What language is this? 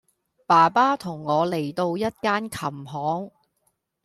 Cantonese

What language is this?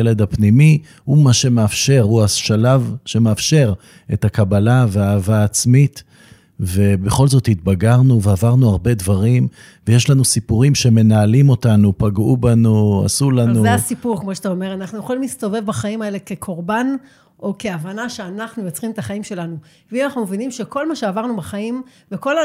Hebrew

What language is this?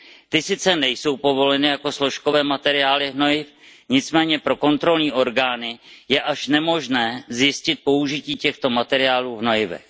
Czech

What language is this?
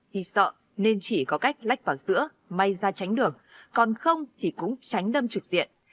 Vietnamese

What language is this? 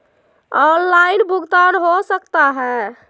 Magahi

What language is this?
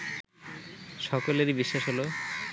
Bangla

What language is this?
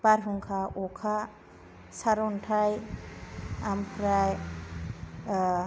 Bodo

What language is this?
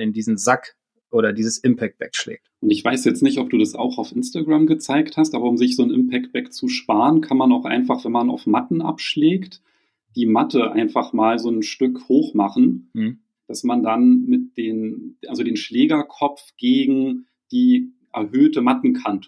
German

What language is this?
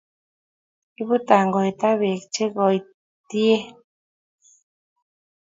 Kalenjin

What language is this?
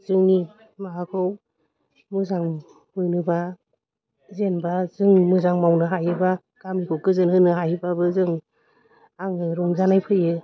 Bodo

